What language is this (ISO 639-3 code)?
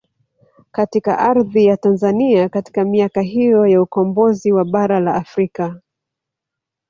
swa